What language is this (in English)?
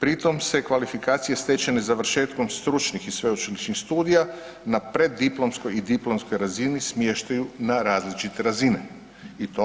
Croatian